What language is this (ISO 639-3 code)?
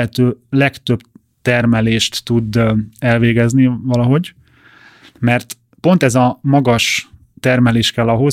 hun